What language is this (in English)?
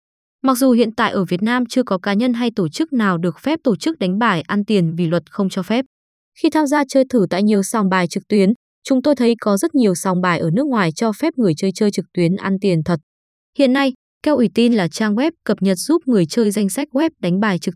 Vietnamese